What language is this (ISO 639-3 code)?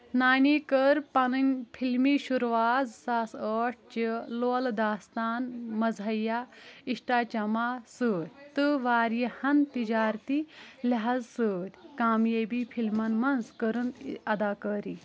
kas